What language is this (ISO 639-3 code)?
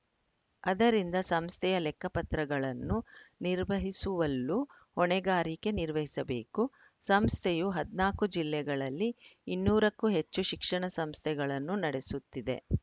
kan